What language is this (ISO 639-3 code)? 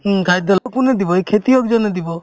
asm